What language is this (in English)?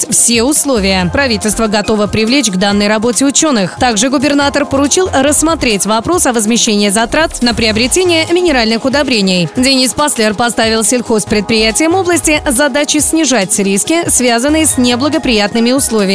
Russian